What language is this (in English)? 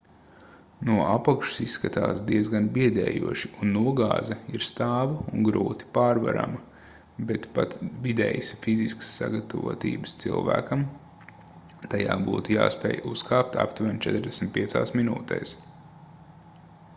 Latvian